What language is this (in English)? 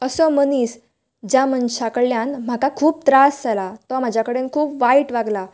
Konkani